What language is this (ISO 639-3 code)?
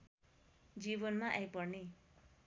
nep